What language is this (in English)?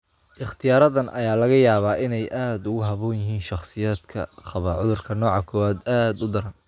Somali